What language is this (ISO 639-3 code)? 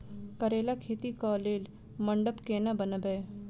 mai